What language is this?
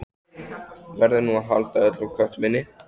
Icelandic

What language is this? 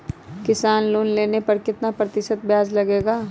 Magahi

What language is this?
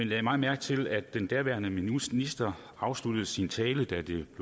Danish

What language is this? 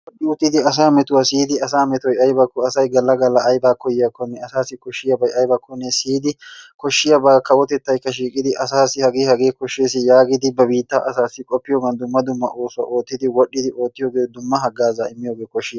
Wolaytta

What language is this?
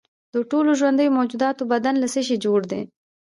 Pashto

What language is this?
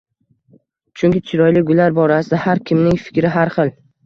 Uzbek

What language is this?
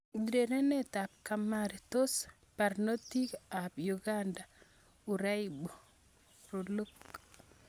Kalenjin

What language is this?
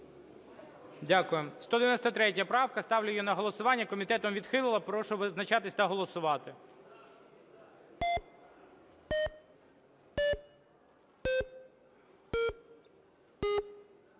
Ukrainian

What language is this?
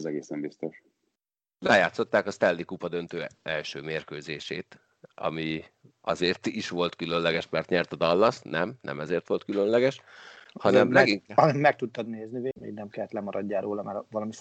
Hungarian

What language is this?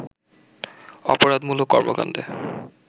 Bangla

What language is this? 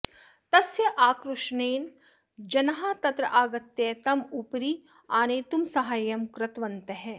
Sanskrit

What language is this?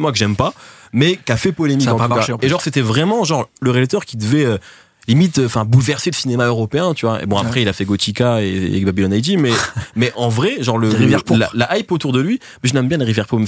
French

